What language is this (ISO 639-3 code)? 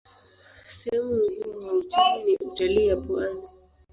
swa